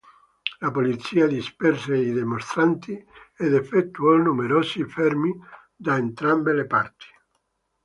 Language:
Italian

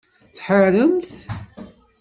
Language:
Kabyle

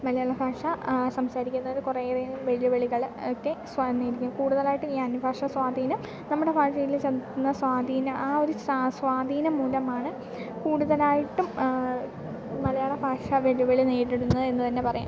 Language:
Malayalam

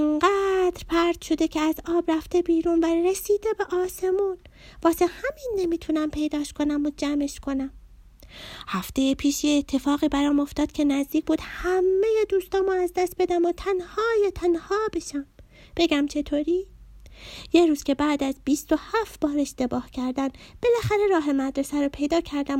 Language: Persian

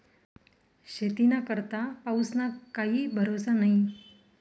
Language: Marathi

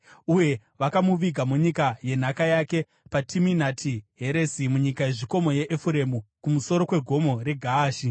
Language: Shona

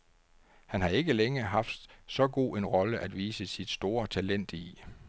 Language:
Danish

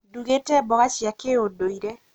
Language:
Kikuyu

